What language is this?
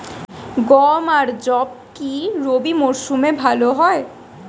Bangla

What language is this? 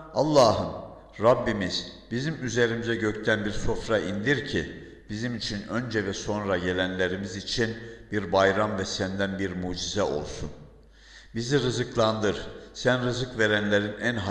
Turkish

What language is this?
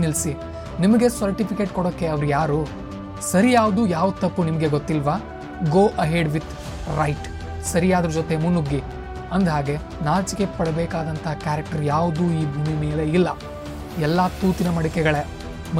Kannada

